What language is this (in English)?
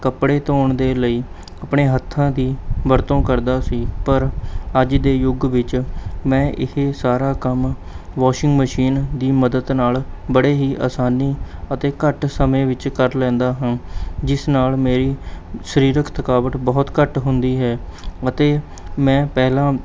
Punjabi